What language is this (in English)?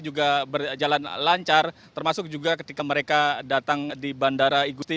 Indonesian